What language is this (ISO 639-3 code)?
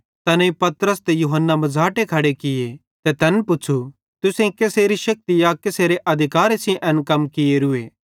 bhd